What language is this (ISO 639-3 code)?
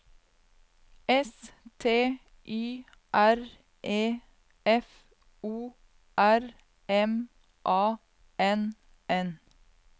nor